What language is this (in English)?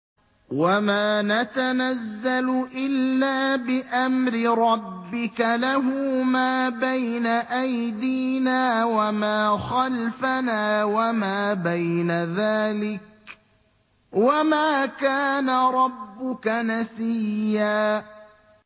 Arabic